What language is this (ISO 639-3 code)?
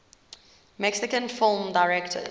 eng